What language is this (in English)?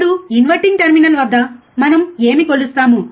Telugu